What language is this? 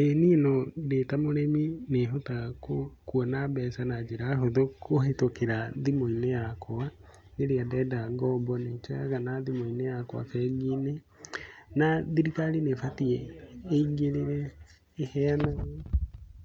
Kikuyu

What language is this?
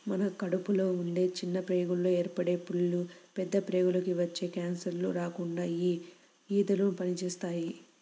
Telugu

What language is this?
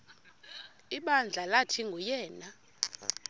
Xhosa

